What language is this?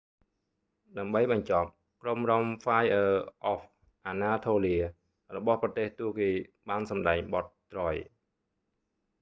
Khmer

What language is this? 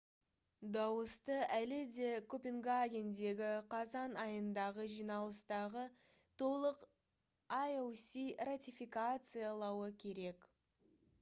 Kazakh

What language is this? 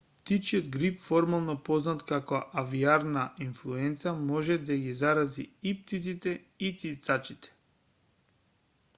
Macedonian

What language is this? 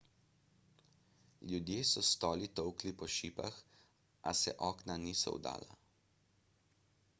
Slovenian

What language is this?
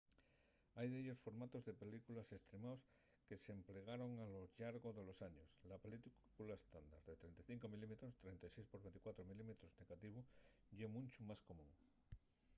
Asturian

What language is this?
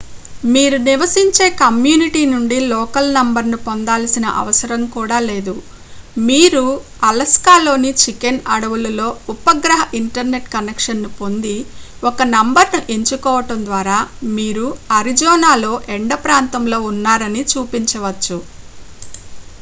Telugu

